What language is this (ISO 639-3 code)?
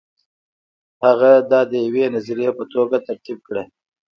pus